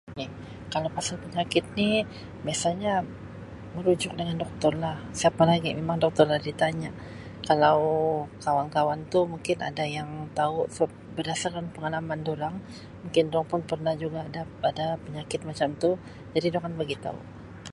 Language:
Sabah Malay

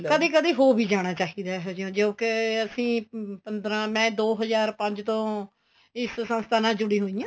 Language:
Punjabi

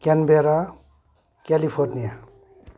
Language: Nepali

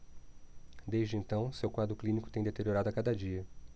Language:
Portuguese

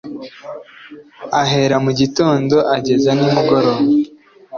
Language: Kinyarwanda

